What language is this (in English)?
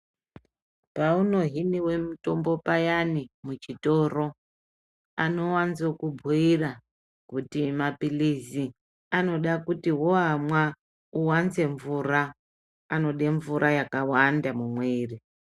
Ndau